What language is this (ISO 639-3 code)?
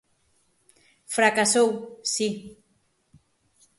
glg